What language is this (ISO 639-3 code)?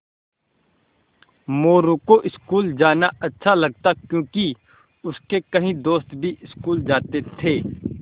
hin